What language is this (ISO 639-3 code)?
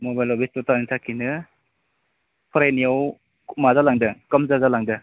brx